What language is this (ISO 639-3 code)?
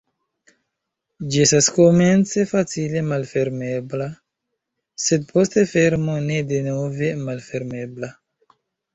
epo